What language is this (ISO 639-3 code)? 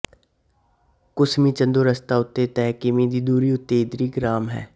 pan